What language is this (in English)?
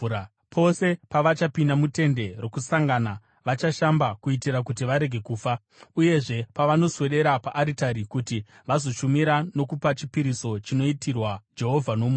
Shona